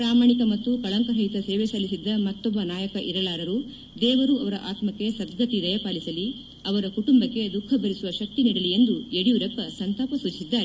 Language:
Kannada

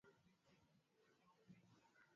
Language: Swahili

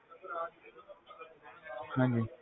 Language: Punjabi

